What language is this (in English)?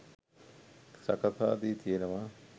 Sinhala